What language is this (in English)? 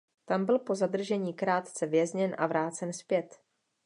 Czech